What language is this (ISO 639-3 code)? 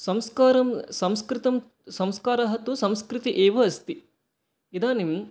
san